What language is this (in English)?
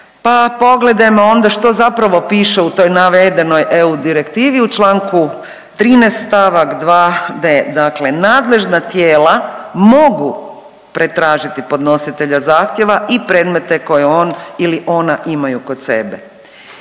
Croatian